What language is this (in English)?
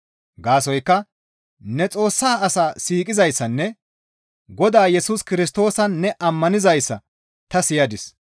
Gamo